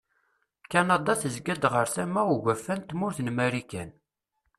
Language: Kabyle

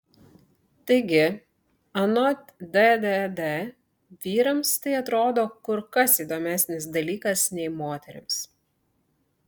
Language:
Lithuanian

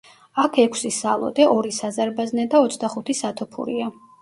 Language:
Georgian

